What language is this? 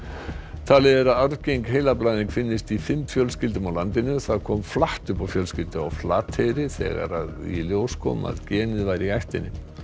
Icelandic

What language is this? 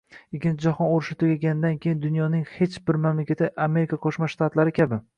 Uzbek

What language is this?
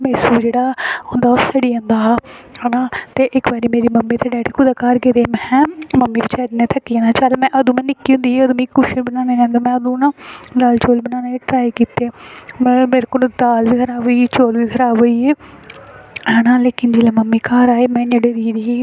Dogri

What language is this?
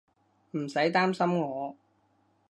Cantonese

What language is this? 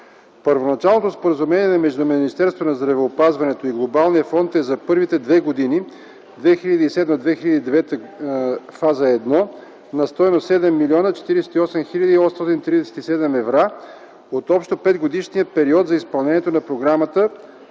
Bulgarian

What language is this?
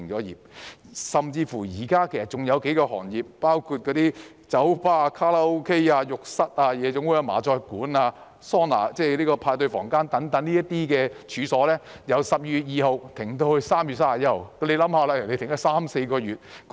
Cantonese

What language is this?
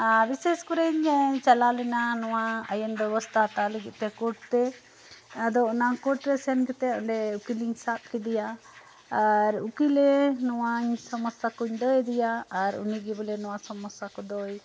Santali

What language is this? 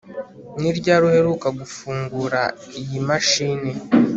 Kinyarwanda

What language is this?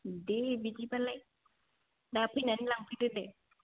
Bodo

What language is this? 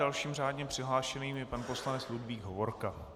Czech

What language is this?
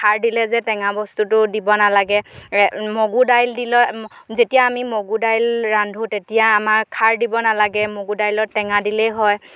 Assamese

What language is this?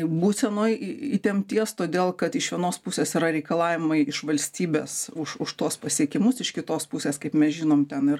Lithuanian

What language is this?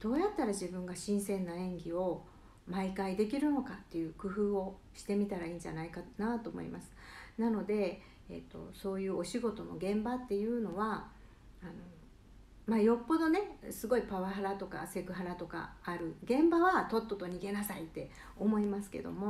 Japanese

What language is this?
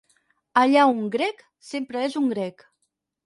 Catalan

